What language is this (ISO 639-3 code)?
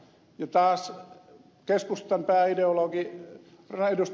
fin